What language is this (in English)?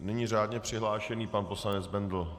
Czech